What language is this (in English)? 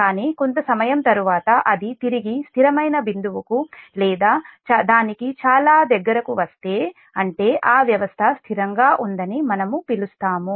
Telugu